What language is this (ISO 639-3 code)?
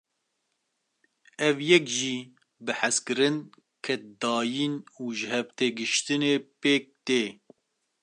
kur